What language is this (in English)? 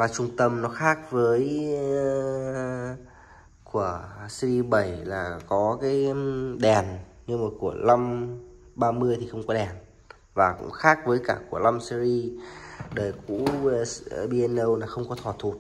Vietnamese